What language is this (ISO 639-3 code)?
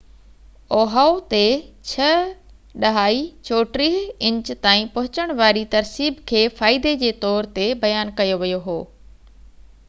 snd